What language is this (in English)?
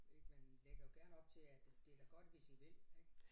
Danish